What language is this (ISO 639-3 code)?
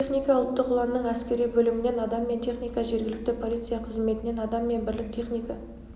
kaz